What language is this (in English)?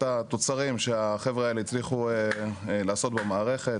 Hebrew